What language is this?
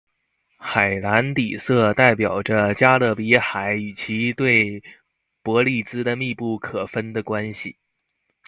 Chinese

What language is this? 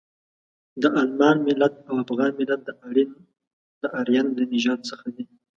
Pashto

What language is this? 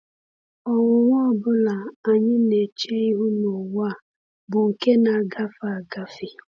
Igbo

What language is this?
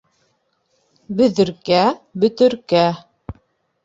Bashkir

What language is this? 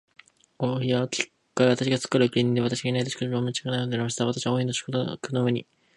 Japanese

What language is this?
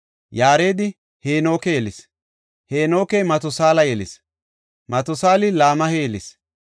Gofa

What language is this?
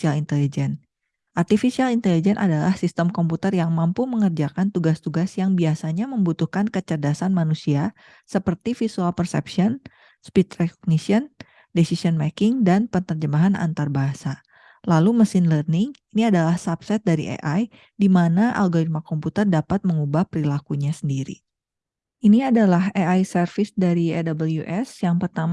Indonesian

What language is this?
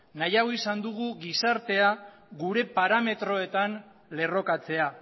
Basque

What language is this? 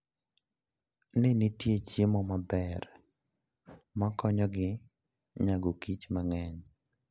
Luo (Kenya and Tanzania)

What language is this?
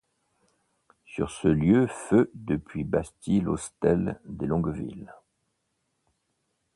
French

